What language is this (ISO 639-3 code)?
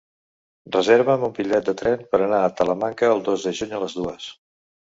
cat